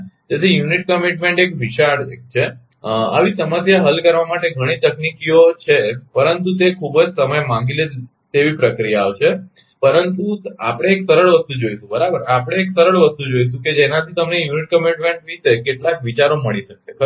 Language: Gujarati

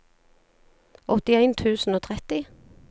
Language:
Norwegian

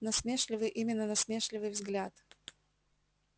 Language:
Russian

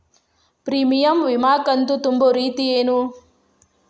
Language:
Kannada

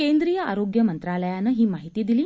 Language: Marathi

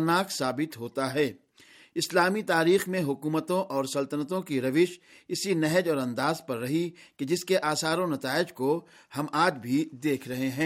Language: Urdu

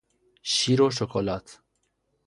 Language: Persian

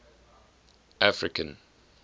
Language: English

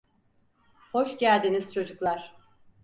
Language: Turkish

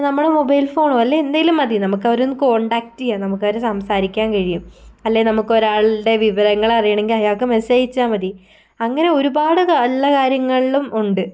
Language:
Malayalam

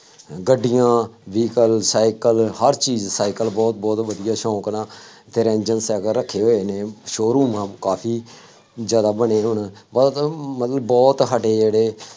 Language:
Punjabi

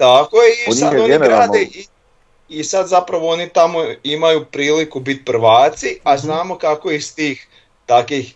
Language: Croatian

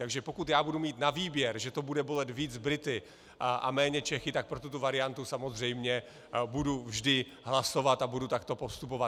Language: Czech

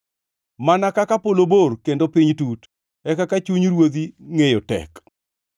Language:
Luo (Kenya and Tanzania)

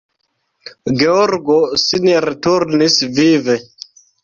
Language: Esperanto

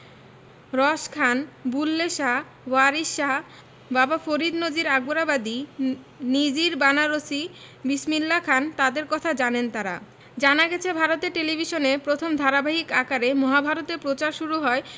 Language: Bangla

